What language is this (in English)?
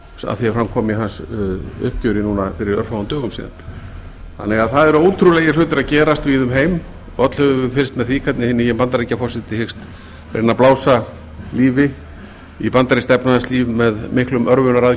Icelandic